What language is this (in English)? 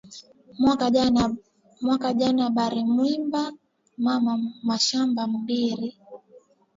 Swahili